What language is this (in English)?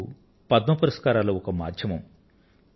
Telugu